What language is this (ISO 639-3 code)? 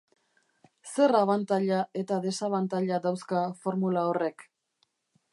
eus